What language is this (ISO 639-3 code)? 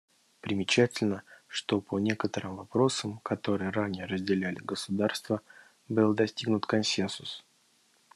rus